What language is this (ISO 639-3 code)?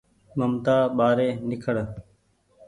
gig